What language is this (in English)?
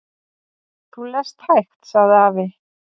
Icelandic